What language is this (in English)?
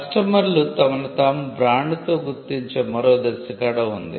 Telugu